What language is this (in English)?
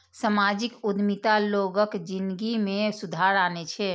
Maithili